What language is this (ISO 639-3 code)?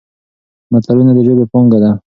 pus